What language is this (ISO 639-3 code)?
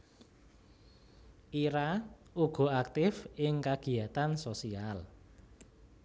jav